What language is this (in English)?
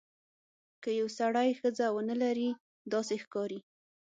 Pashto